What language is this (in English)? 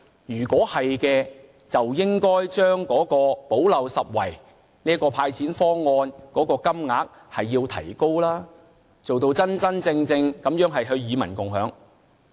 Cantonese